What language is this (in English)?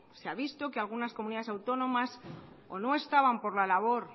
Spanish